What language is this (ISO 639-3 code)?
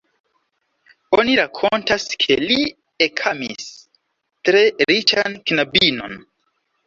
epo